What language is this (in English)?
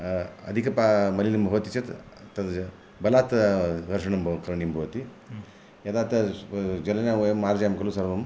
Sanskrit